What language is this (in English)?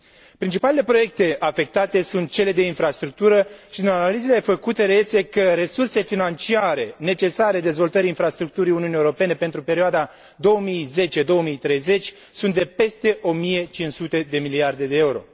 Romanian